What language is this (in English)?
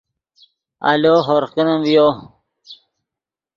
Yidgha